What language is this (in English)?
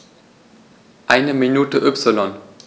German